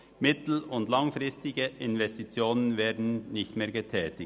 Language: Swiss German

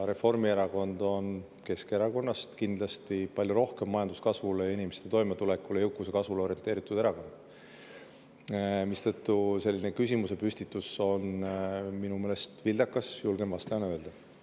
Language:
Estonian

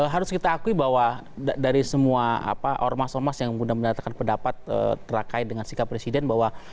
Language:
Indonesian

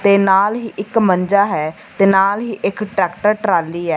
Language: Punjabi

